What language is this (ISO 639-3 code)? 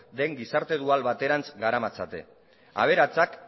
eus